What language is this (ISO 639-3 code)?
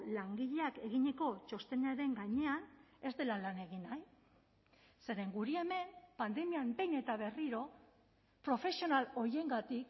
eus